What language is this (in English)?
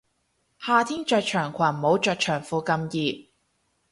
Cantonese